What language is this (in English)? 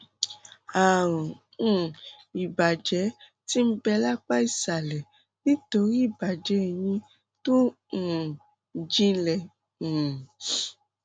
Yoruba